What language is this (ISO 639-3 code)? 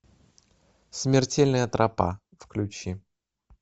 rus